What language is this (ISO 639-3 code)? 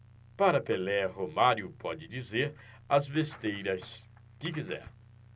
por